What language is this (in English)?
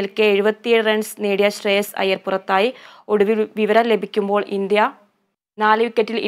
Turkish